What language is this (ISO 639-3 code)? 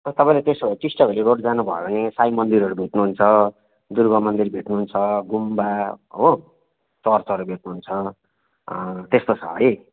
nep